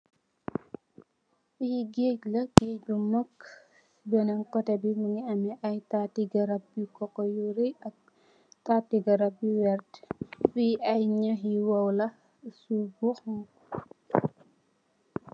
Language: Wolof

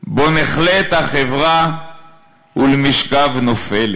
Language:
Hebrew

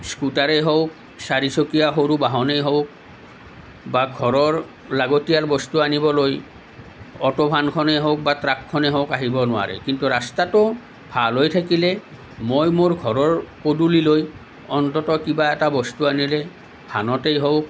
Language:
Assamese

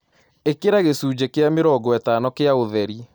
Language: Kikuyu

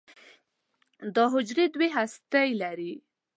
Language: Pashto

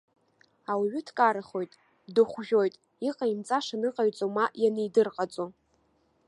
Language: Abkhazian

